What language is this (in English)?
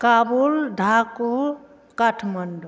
Maithili